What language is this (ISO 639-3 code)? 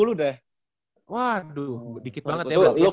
ind